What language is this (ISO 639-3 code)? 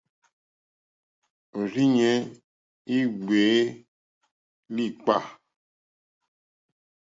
bri